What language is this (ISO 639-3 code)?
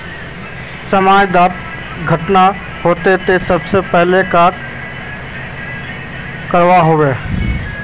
mag